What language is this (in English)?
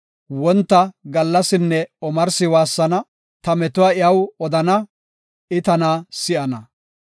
Gofa